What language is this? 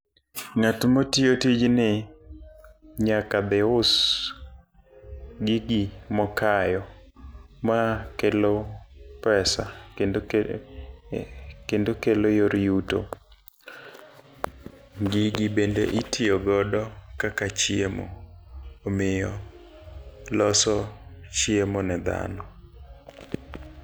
Luo (Kenya and Tanzania)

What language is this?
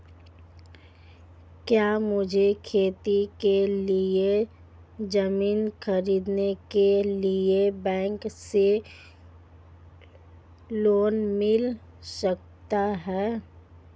Hindi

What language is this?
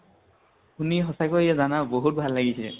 Assamese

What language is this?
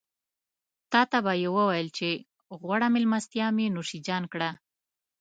Pashto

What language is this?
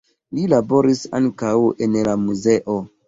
Esperanto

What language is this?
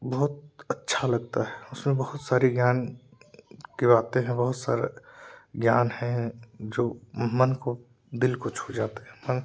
Hindi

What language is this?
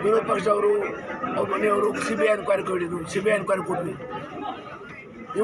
Arabic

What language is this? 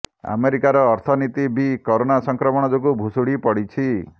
Odia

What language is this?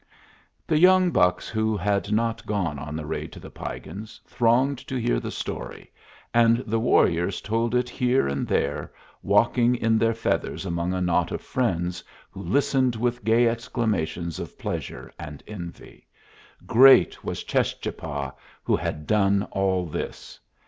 English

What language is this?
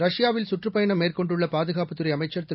Tamil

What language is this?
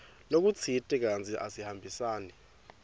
Swati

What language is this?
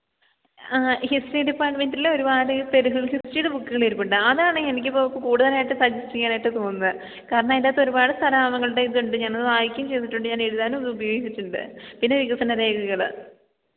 Malayalam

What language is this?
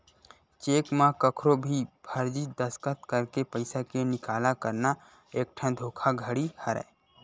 Chhattisgarhi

